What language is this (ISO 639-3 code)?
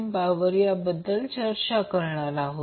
mar